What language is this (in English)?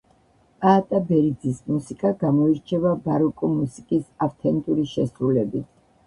Georgian